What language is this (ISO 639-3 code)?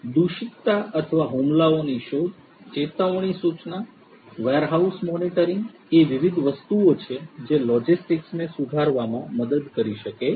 guj